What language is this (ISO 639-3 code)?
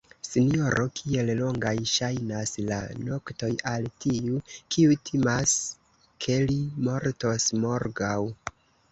epo